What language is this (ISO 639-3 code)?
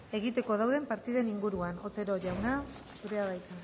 eus